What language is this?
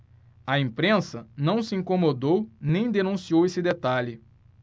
Portuguese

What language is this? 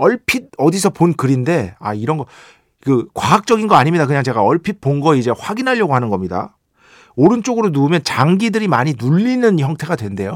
Korean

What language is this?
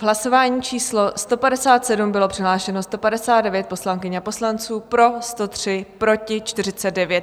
Czech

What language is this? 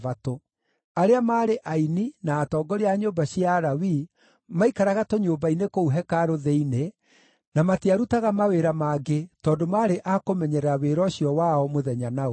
Kikuyu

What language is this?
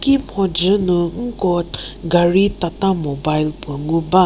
Angami Naga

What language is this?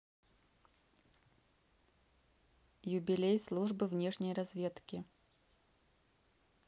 Russian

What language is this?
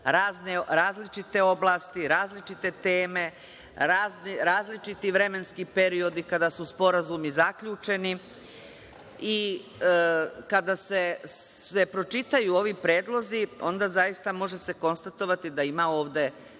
Serbian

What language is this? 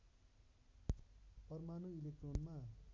Nepali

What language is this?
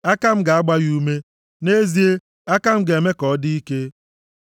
Igbo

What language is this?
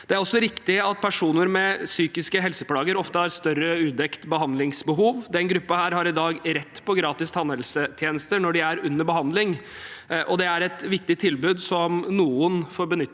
Norwegian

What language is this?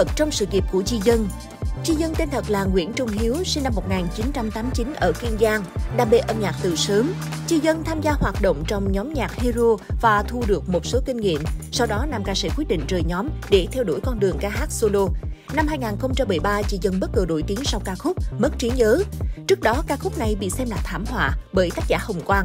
Vietnamese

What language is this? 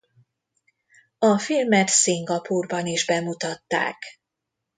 Hungarian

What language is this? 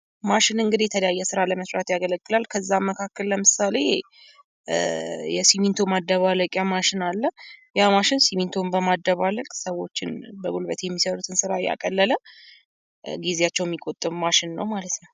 Amharic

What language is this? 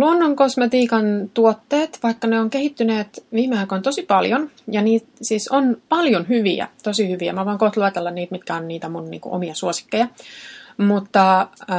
Finnish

